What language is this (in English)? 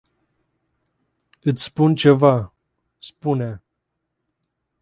Romanian